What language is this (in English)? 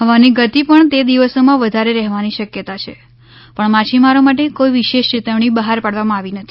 Gujarati